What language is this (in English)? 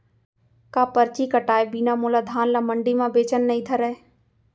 Chhattisgarhi